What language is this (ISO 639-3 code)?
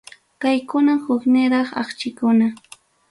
quy